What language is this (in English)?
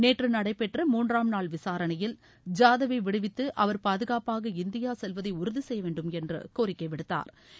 Tamil